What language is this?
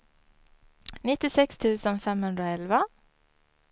Swedish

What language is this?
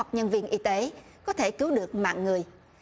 Vietnamese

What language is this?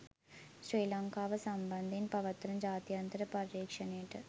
Sinhala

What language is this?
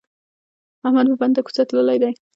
Pashto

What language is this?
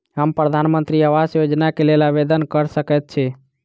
Maithili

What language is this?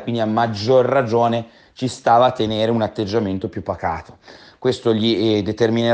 Italian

